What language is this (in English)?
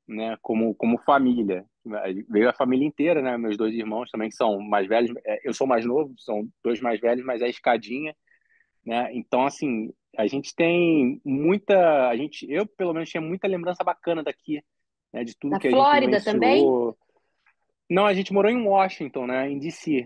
Portuguese